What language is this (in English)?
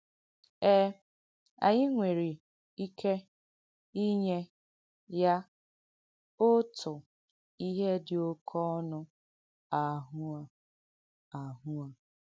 Igbo